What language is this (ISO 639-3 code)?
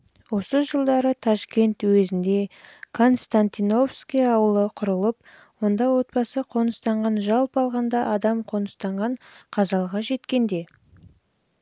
kaz